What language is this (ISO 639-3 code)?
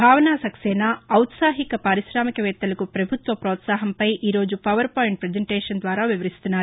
tel